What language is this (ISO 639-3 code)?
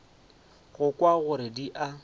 nso